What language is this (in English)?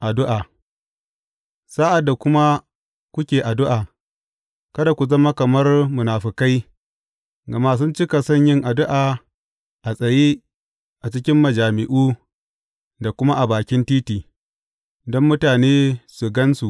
Hausa